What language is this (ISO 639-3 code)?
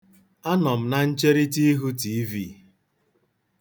ibo